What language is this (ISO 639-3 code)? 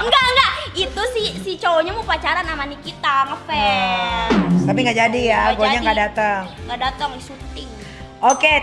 ind